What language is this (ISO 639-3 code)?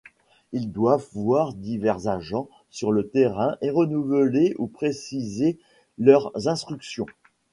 fra